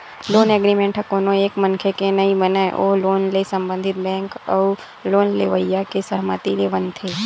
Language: Chhattisgarhi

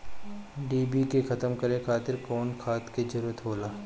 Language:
Bhojpuri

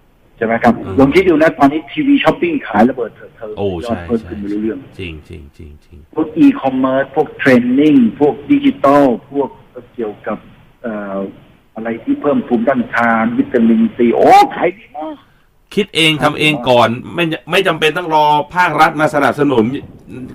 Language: Thai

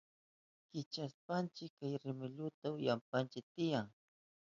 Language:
Southern Pastaza Quechua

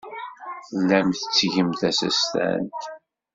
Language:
Kabyle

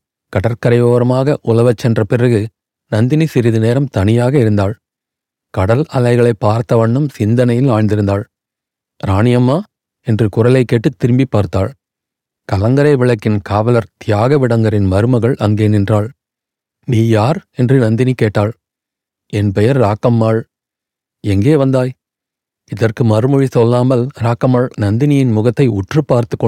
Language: Tamil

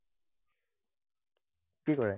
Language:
Assamese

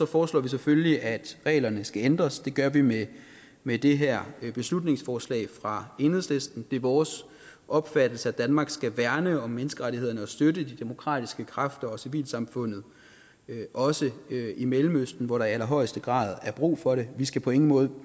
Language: Danish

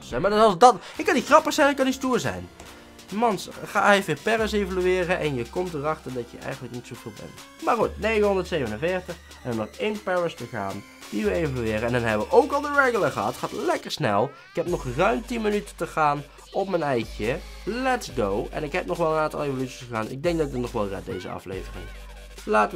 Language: Dutch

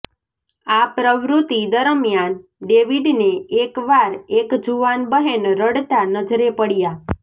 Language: Gujarati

